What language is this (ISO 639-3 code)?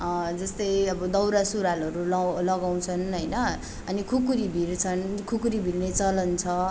nep